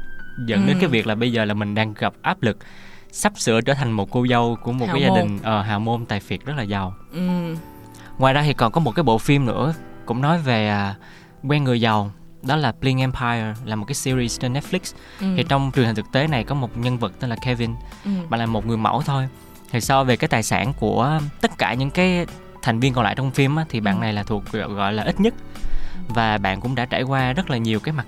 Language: Vietnamese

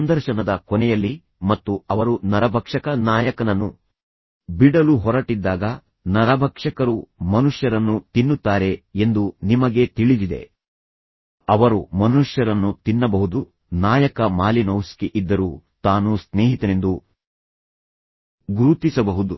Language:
Kannada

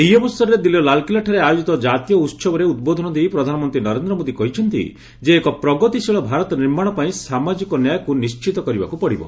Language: Odia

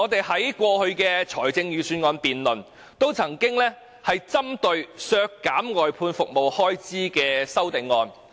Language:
Cantonese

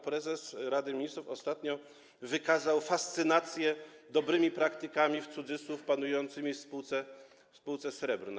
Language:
Polish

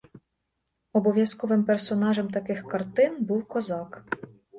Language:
Ukrainian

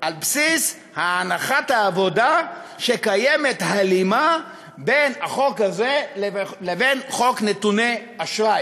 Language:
Hebrew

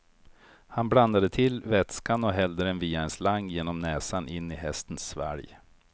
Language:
Swedish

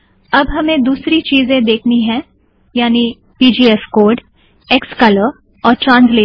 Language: Hindi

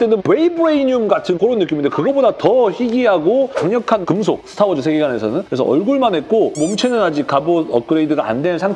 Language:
Korean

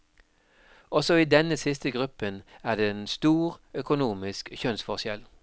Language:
Norwegian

